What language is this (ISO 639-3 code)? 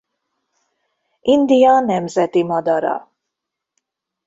hun